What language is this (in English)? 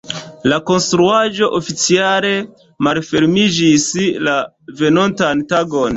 Esperanto